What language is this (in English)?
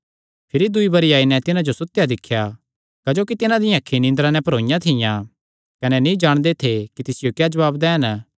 Kangri